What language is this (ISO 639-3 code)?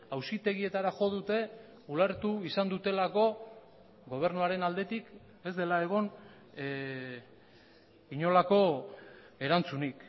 eus